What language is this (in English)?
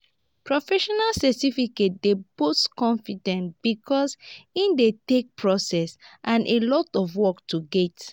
Nigerian Pidgin